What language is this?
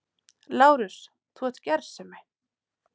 Icelandic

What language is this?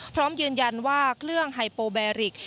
Thai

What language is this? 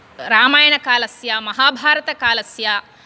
Sanskrit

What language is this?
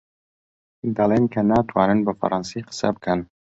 Central Kurdish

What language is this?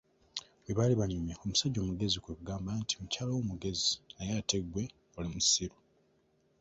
Ganda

